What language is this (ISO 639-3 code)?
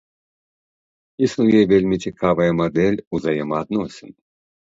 bel